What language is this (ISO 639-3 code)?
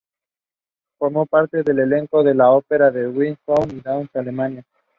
spa